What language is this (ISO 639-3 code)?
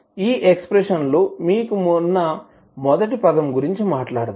tel